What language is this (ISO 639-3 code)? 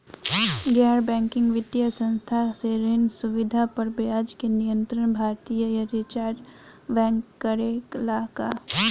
bho